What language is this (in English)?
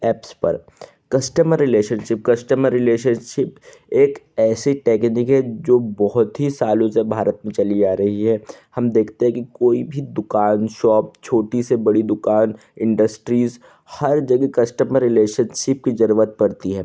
Hindi